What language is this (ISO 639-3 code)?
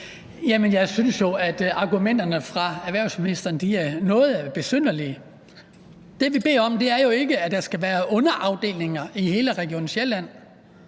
dan